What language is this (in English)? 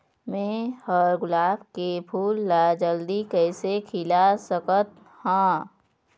Chhattisgarhi